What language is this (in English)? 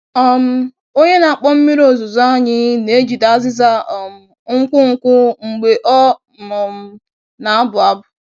Igbo